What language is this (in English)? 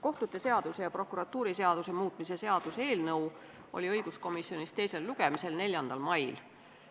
Estonian